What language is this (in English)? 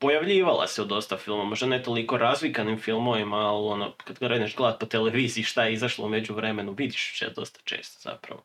Croatian